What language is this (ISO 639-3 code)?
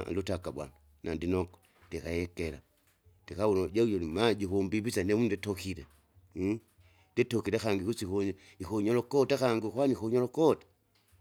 zga